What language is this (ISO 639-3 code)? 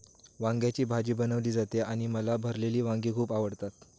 mar